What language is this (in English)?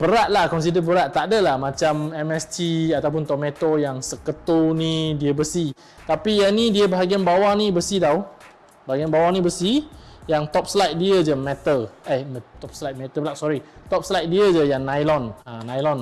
Malay